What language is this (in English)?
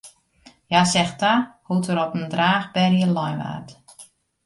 Western Frisian